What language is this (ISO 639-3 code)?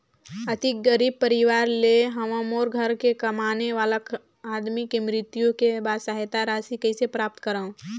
hne